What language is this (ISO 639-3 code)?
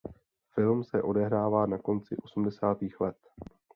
ces